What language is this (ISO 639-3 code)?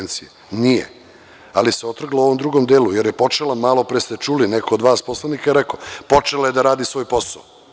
srp